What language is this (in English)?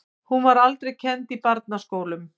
Icelandic